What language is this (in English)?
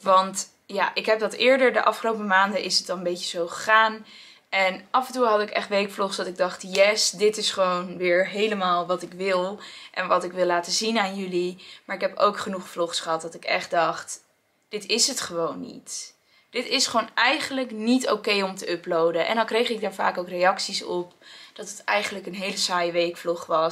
Dutch